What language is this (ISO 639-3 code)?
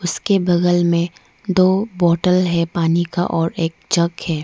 hin